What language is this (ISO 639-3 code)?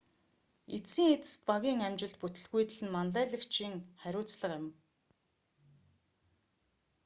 mon